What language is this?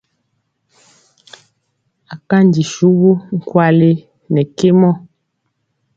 Mpiemo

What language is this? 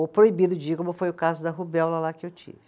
Portuguese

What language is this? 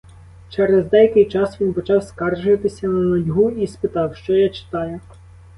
Ukrainian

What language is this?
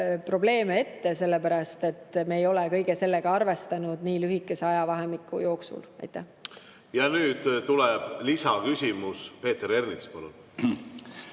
Estonian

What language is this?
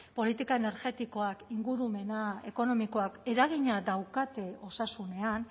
Basque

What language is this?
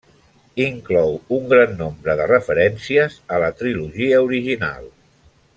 Catalan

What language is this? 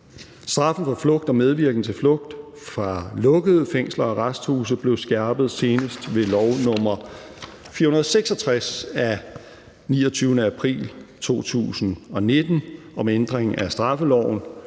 Danish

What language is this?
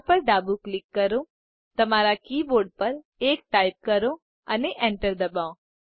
Gujarati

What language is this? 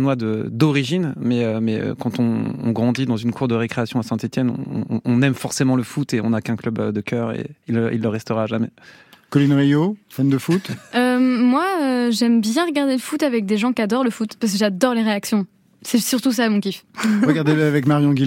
French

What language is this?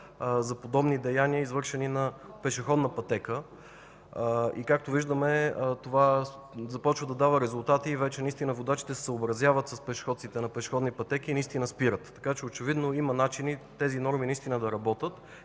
Bulgarian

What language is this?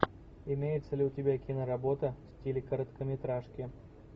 Russian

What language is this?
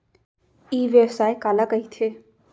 Chhattisgarhi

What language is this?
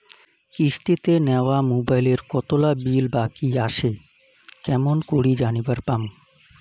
Bangla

